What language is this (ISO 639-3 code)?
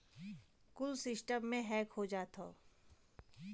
bho